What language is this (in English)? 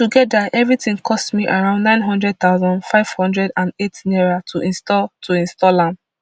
Nigerian Pidgin